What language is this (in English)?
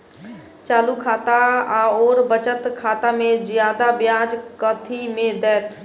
Maithili